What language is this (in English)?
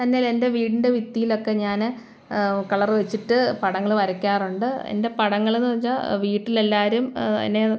Malayalam